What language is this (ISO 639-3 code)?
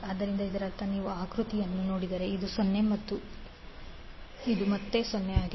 kan